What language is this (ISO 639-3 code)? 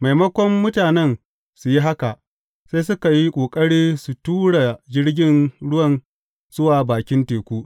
hau